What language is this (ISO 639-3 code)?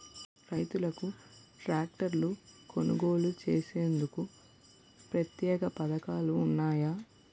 tel